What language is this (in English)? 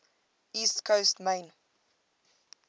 English